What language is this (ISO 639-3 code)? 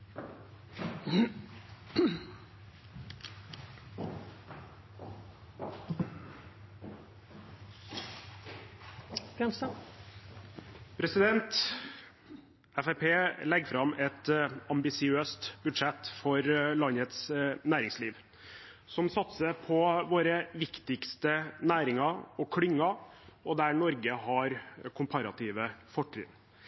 nor